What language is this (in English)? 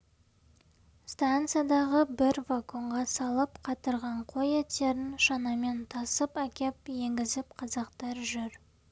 Kazakh